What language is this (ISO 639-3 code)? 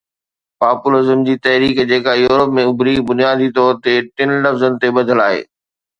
snd